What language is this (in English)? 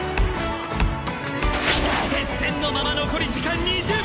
Japanese